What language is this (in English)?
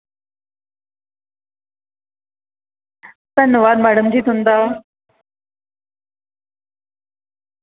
Dogri